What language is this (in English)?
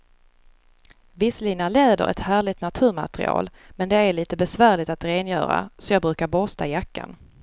Swedish